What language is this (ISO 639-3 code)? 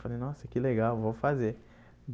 por